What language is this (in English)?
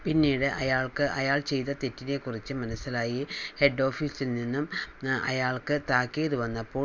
Malayalam